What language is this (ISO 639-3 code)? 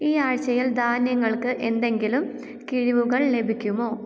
mal